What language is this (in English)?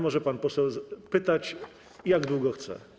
Polish